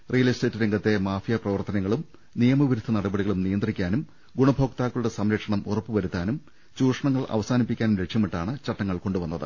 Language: Malayalam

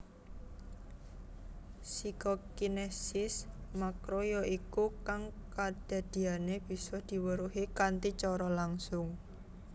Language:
Javanese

